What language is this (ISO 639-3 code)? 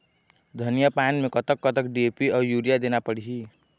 hne